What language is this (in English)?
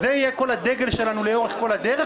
Hebrew